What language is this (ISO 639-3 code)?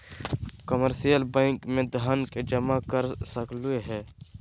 mag